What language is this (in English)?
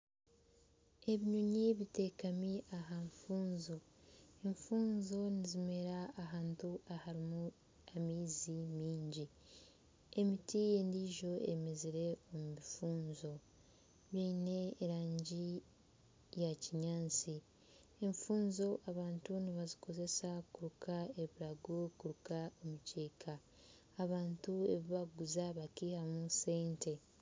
Nyankole